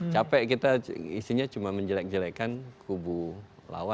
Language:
Indonesian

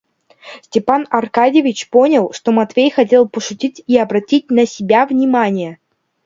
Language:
Russian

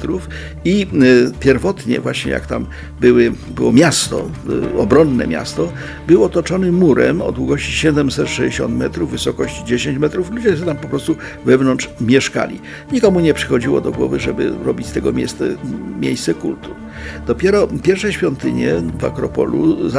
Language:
Polish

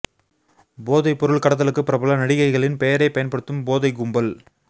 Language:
Tamil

